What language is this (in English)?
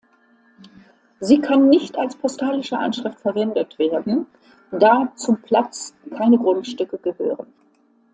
German